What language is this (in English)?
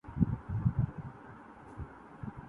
Urdu